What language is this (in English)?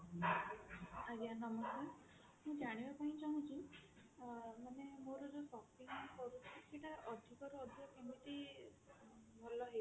Odia